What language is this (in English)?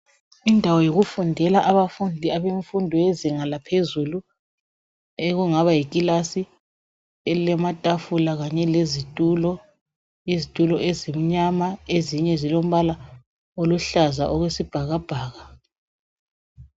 North Ndebele